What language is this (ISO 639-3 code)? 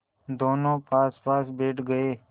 hin